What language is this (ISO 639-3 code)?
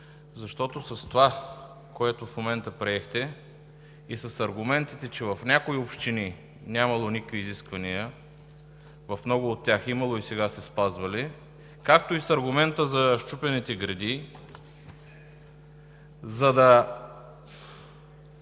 bul